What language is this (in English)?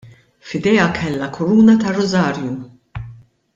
Maltese